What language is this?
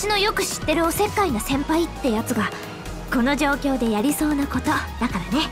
Japanese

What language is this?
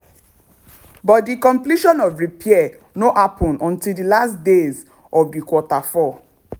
Nigerian Pidgin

